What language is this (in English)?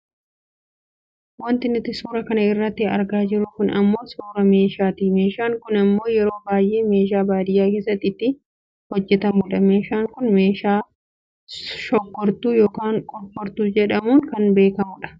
Oromo